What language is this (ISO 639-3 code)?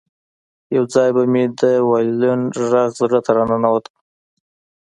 pus